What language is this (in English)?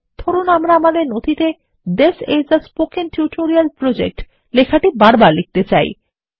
Bangla